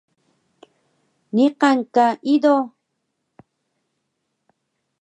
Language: Taroko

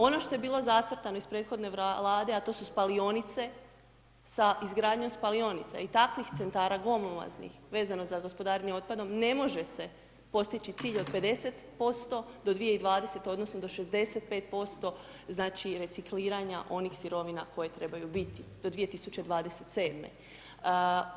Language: Croatian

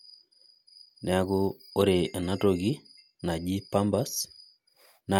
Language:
Masai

